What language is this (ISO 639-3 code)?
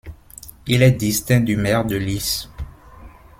fra